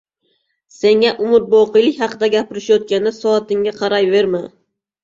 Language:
Uzbek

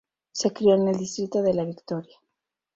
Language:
Spanish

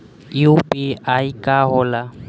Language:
Bhojpuri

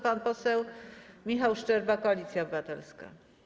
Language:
Polish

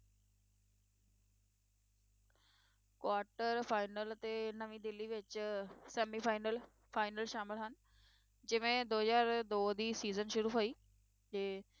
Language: Punjabi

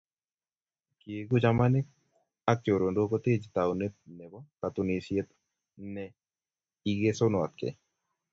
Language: Kalenjin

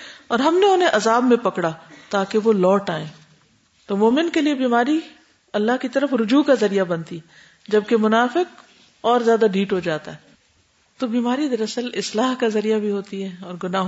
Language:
Urdu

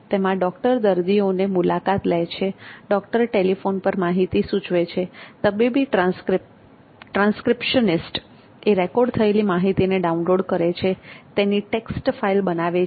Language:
Gujarati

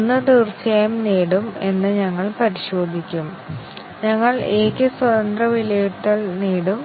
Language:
Malayalam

